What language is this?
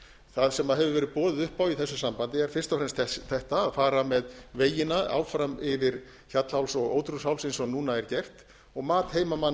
Icelandic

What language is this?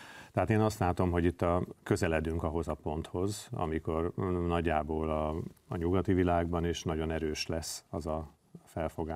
Hungarian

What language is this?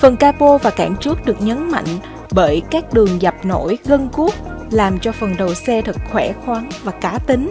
Vietnamese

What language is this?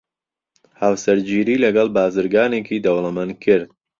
Central Kurdish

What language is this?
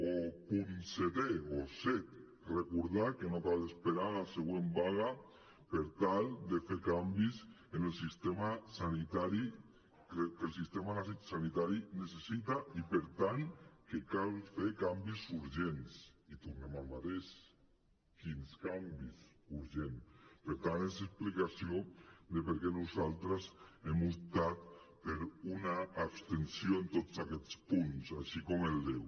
Catalan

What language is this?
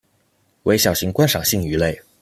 Chinese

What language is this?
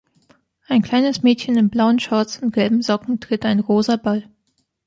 German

